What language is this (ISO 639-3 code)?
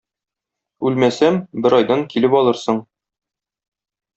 tat